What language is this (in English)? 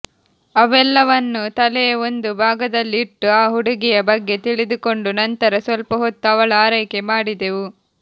Kannada